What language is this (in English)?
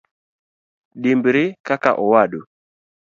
Luo (Kenya and Tanzania)